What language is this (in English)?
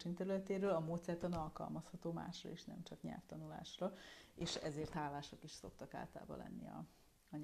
Hungarian